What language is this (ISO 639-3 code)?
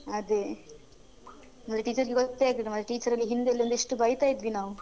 kan